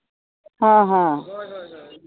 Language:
Santali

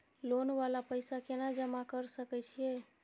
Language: Maithili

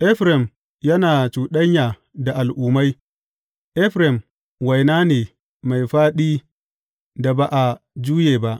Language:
Hausa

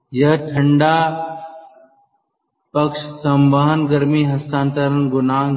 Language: Hindi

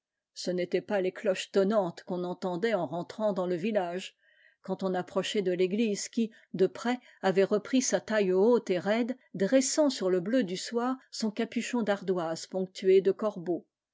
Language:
French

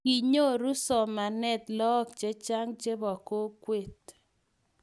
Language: Kalenjin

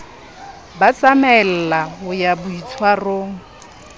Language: Southern Sotho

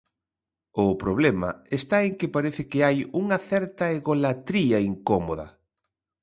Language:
Galician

